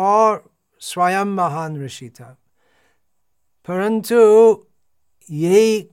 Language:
Hindi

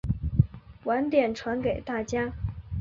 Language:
Chinese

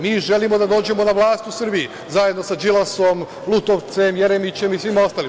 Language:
Serbian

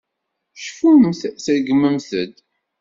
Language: Kabyle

